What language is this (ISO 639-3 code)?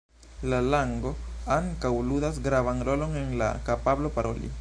epo